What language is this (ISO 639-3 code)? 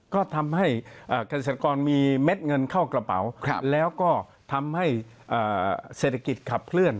tha